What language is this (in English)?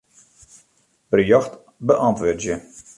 Western Frisian